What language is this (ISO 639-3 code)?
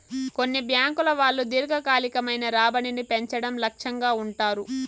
tel